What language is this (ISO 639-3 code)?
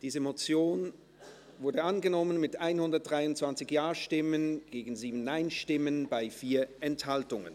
gsw